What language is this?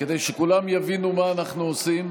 Hebrew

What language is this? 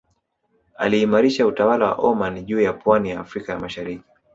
Swahili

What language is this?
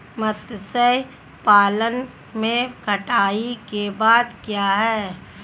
Hindi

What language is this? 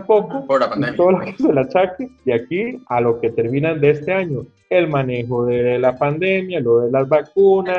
Spanish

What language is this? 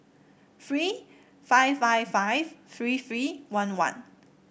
English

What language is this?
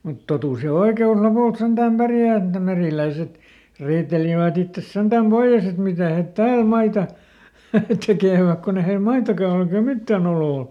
Finnish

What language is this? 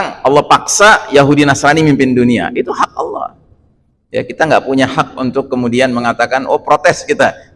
Indonesian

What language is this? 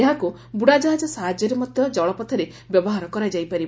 Odia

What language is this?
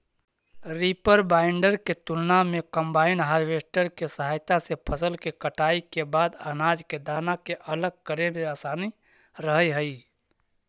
Magahi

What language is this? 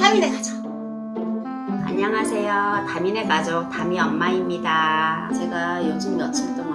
Korean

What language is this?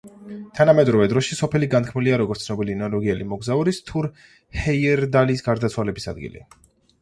Georgian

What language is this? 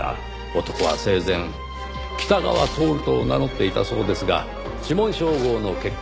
Japanese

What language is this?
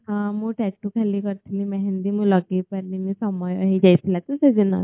Odia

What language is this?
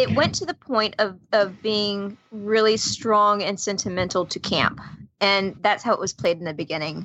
English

